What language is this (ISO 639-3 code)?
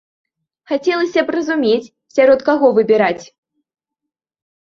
bel